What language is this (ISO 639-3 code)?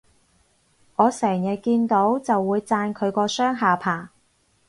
yue